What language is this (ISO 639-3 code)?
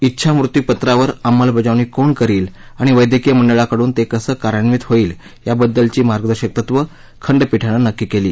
mar